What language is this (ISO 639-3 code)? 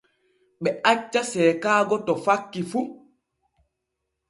fue